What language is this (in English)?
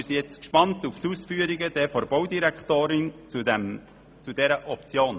Swiss German